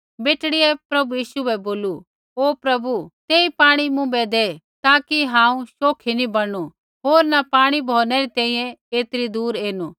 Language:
Kullu Pahari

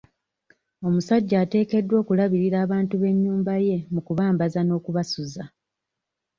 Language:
Ganda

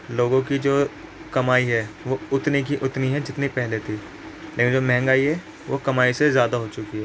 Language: Urdu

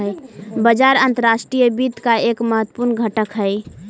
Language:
Magahi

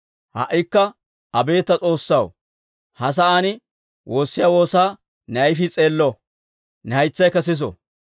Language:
Dawro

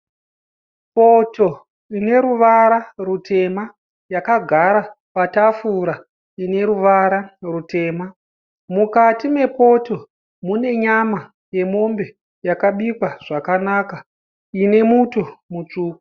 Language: Shona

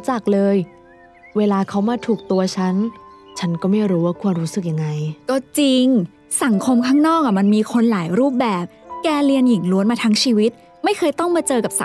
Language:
Thai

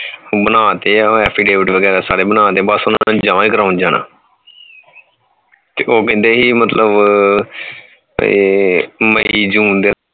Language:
Punjabi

